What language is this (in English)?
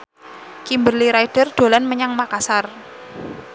Javanese